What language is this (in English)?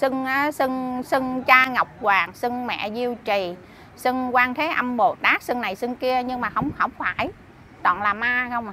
Vietnamese